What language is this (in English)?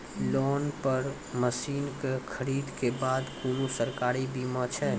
Maithili